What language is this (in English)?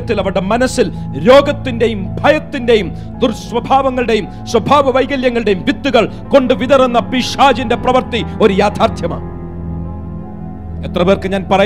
Malayalam